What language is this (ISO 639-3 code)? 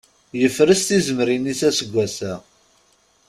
kab